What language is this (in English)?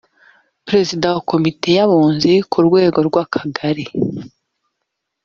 Kinyarwanda